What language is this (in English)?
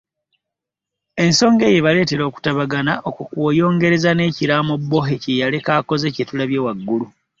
Ganda